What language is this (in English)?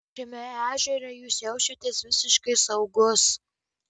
Lithuanian